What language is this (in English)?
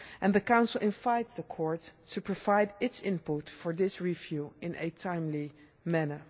English